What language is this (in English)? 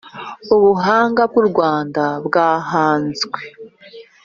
Kinyarwanda